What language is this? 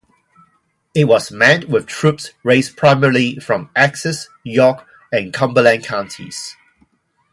English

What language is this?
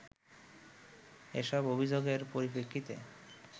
Bangla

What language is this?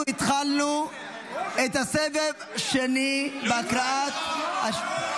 Hebrew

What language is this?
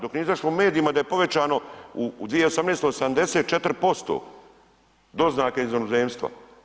Croatian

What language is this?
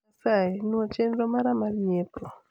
Luo (Kenya and Tanzania)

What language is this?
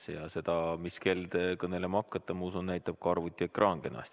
Estonian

